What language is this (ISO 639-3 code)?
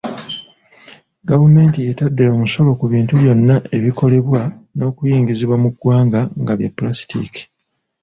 lug